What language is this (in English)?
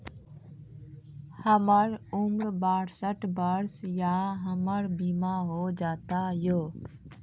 Maithili